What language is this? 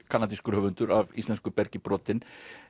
Icelandic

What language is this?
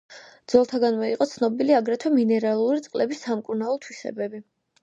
Georgian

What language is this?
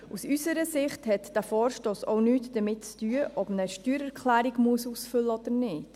Swiss German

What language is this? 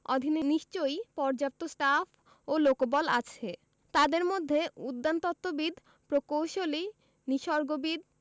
Bangla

